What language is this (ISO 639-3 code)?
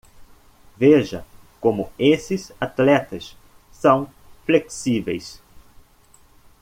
por